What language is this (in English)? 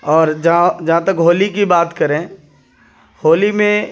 Urdu